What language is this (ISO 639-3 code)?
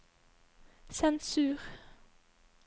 nor